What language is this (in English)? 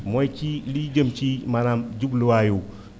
Wolof